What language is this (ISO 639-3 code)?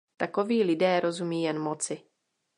ces